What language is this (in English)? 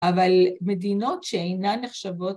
Hebrew